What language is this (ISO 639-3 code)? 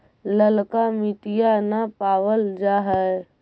mag